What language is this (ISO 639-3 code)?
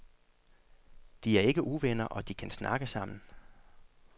dan